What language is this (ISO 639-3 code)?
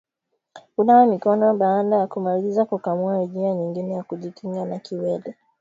swa